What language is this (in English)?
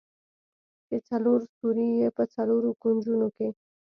Pashto